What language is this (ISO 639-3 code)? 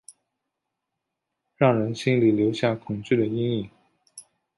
zho